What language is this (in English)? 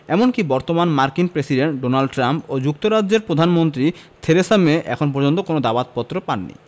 Bangla